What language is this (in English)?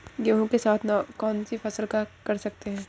Hindi